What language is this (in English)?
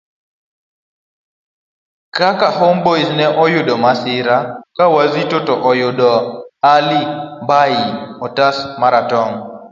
Luo (Kenya and Tanzania)